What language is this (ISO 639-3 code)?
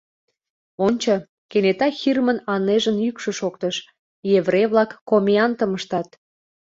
chm